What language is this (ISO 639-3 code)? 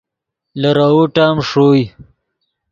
ydg